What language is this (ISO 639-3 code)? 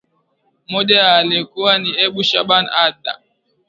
swa